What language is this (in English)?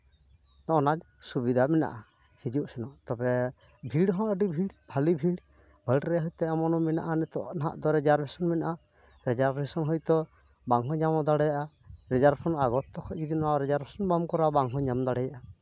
Santali